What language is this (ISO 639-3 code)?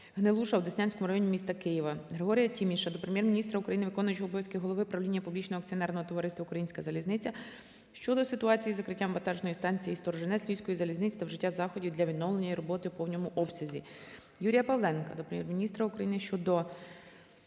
ukr